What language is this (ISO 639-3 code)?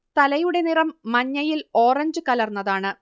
mal